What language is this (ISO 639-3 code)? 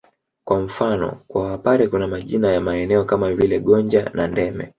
swa